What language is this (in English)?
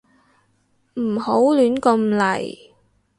Cantonese